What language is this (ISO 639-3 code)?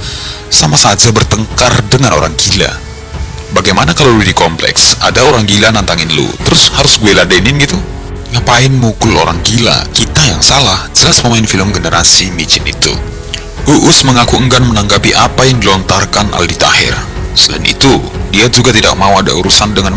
ind